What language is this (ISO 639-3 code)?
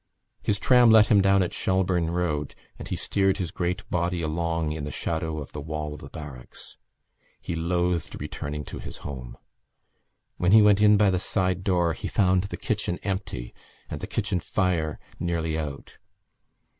eng